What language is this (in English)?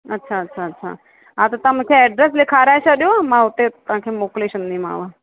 Sindhi